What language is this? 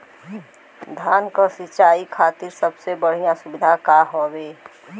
Bhojpuri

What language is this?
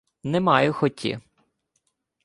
Ukrainian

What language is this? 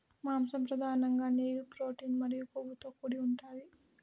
Telugu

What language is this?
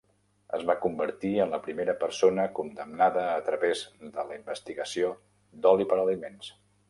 Catalan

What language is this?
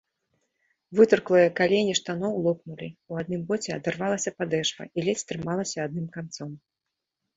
Belarusian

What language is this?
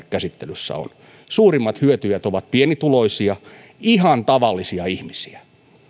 Finnish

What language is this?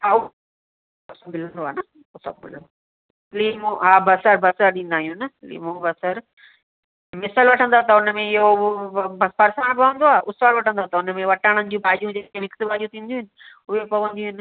Sindhi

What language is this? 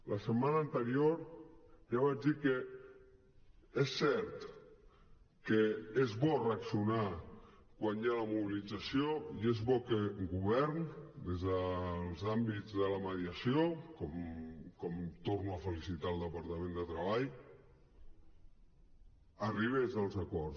Catalan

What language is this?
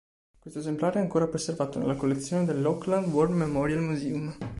Italian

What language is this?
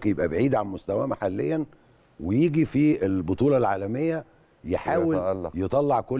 Arabic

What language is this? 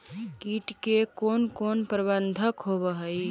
Magahi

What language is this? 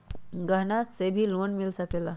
Magahi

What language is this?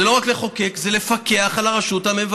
Hebrew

